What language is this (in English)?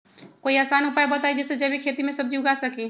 Magahi